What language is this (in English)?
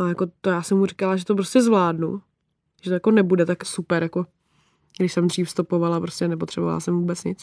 Czech